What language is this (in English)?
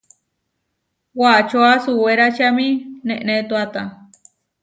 Huarijio